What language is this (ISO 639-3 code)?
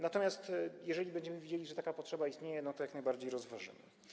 pol